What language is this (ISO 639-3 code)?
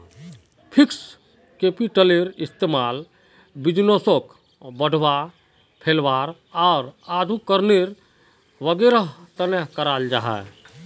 mag